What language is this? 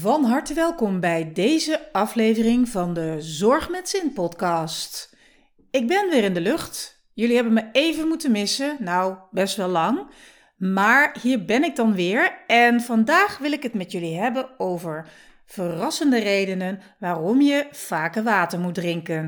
Dutch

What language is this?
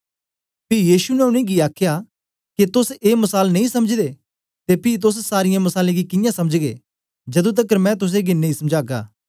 Dogri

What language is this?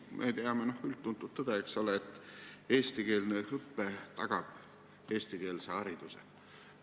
Estonian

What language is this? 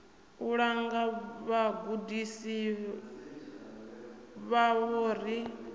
Venda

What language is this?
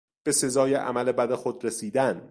Persian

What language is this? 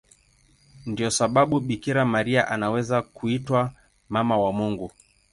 Swahili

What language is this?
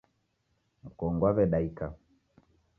Taita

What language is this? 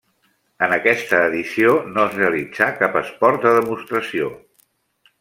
Catalan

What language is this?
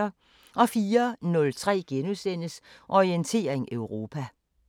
Danish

